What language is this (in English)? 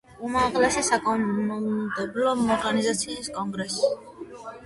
Georgian